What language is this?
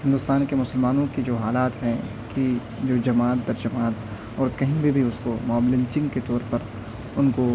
Urdu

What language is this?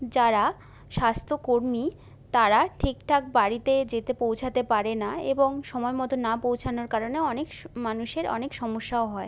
Bangla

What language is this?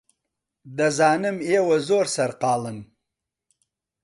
Central Kurdish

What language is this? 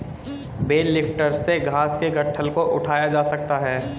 Hindi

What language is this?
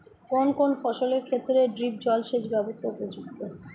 Bangla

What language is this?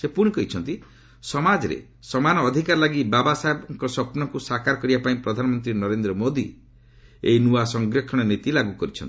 Odia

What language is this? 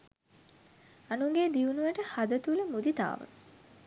Sinhala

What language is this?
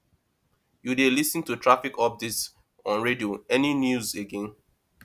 Nigerian Pidgin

